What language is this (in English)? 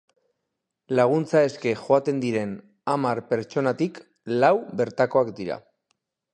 Basque